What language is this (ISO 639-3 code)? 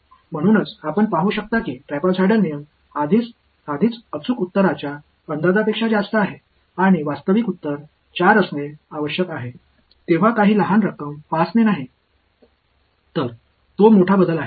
mar